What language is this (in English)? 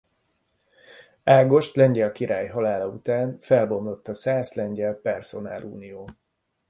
Hungarian